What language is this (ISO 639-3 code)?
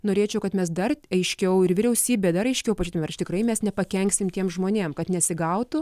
lit